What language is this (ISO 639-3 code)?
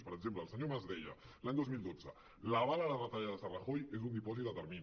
cat